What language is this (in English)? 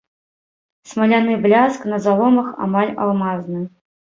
Belarusian